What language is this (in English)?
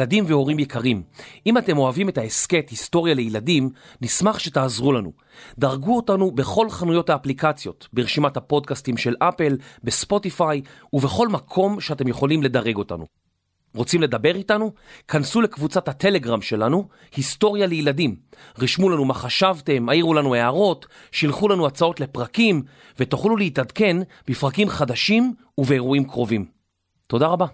Hebrew